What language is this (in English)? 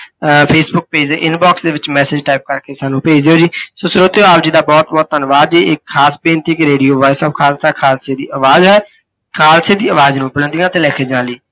Punjabi